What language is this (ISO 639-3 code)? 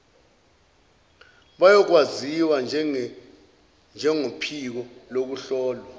zul